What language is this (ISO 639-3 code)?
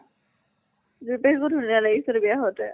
asm